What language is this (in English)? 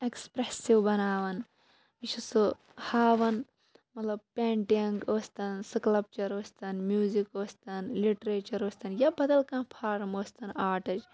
Kashmiri